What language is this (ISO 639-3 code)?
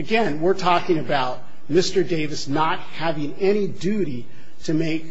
eng